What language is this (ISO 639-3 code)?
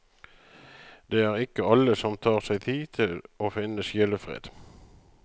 nor